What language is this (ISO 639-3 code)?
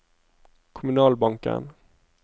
nor